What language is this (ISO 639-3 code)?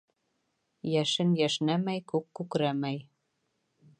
bak